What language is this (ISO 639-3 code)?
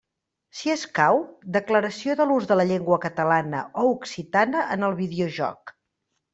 cat